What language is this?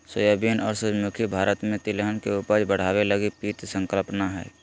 Magahi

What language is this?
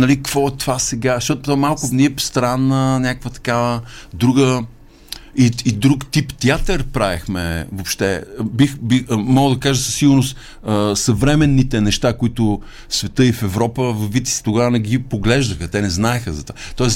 Bulgarian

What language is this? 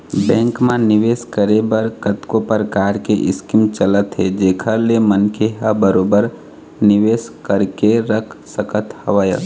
Chhattisgarhi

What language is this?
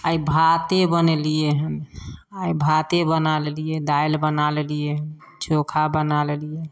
Maithili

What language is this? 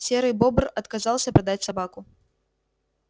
Russian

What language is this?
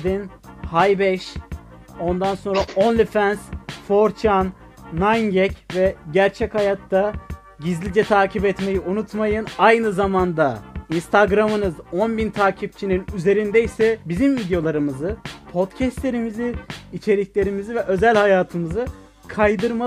Turkish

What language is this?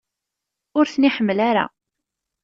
Kabyle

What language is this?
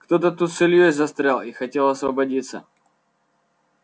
Russian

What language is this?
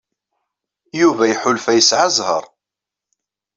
Kabyle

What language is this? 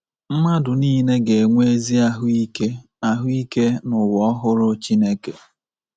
Igbo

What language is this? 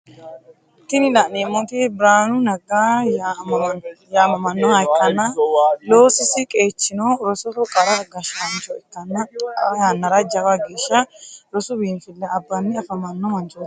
Sidamo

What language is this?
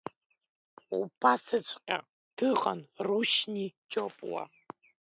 Abkhazian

